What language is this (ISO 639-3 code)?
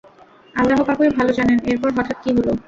ben